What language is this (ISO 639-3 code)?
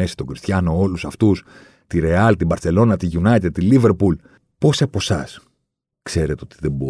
ell